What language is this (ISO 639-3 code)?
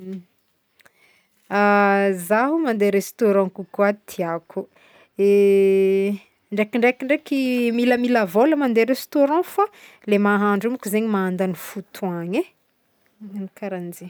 bmm